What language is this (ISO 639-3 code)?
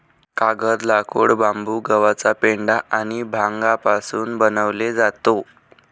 mar